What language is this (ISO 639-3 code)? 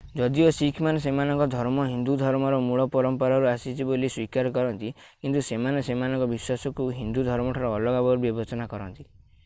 ori